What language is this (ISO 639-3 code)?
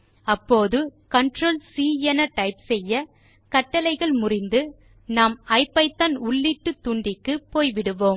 tam